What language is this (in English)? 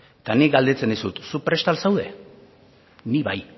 Basque